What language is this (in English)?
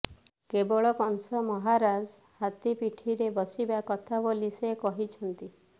Odia